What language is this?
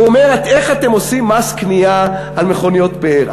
Hebrew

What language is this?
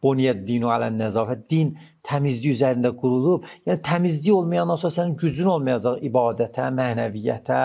Turkish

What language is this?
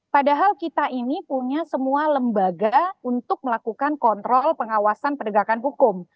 Indonesian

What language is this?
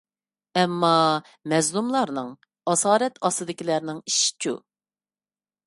Uyghur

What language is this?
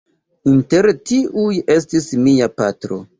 Esperanto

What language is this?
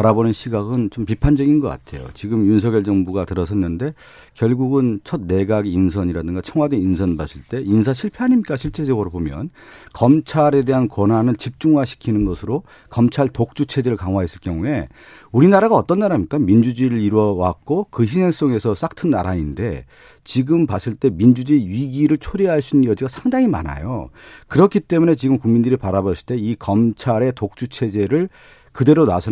Korean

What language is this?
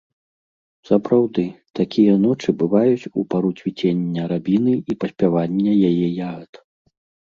Belarusian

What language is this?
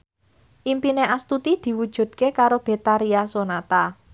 Javanese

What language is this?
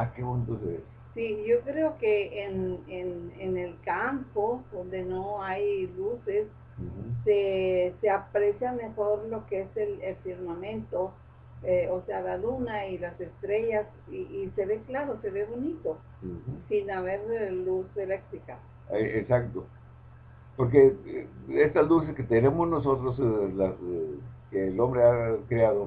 Spanish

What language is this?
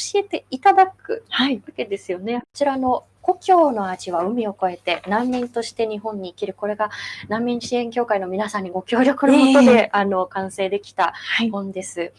Japanese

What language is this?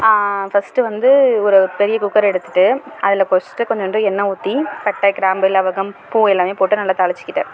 Tamil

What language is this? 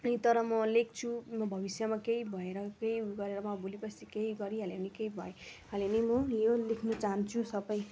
Nepali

